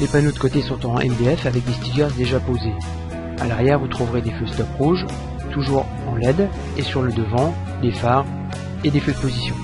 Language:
French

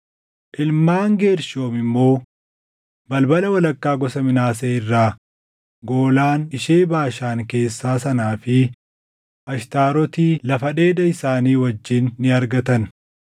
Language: Oromo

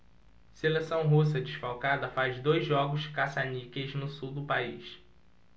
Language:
Portuguese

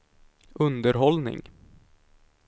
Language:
Swedish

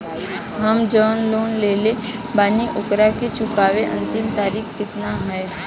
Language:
Bhojpuri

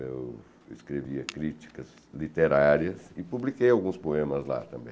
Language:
Portuguese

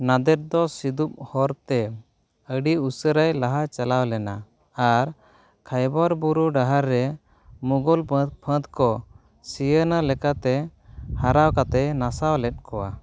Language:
Santali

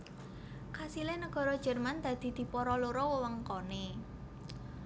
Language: Javanese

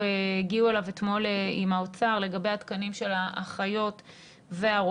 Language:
Hebrew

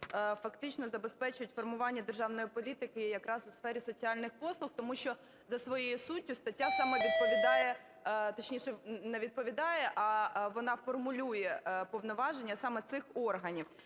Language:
Ukrainian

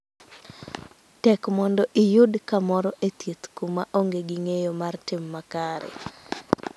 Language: Luo (Kenya and Tanzania)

